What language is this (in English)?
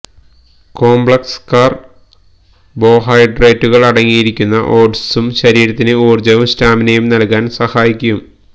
Malayalam